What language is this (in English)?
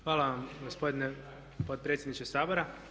Croatian